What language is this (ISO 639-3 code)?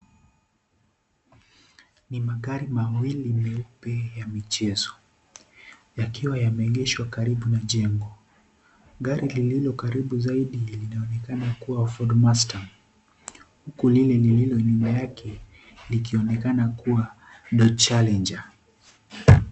swa